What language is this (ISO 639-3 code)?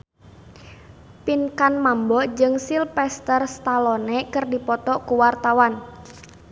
sun